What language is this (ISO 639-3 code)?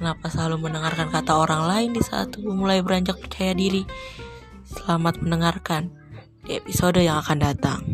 ind